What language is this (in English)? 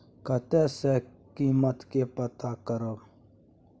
Maithili